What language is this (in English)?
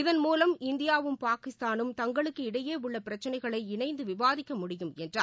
Tamil